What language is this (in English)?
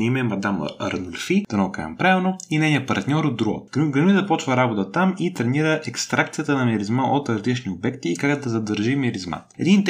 Bulgarian